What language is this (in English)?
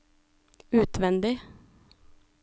Norwegian